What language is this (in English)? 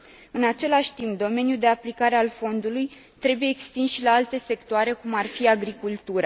Romanian